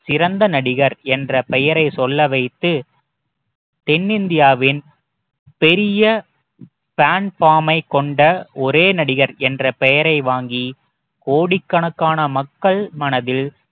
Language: Tamil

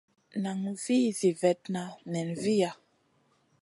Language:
Masana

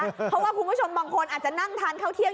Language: Thai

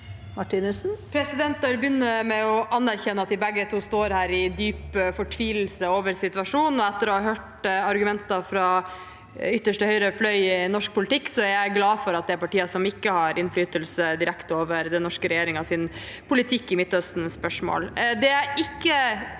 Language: Norwegian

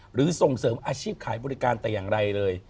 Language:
Thai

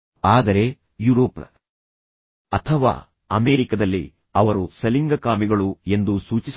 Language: Kannada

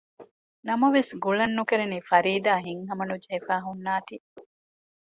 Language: Divehi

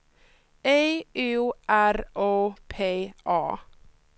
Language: Swedish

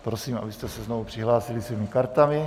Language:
Czech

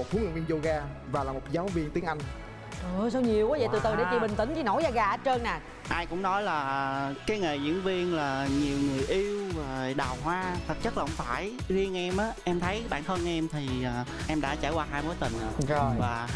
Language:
Vietnamese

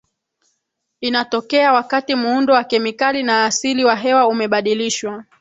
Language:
Swahili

